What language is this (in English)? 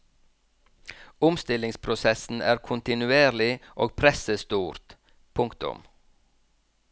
Norwegian